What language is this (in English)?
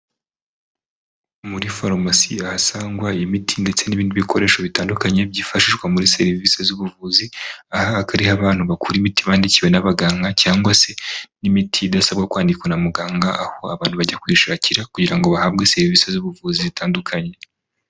Kinyarwanda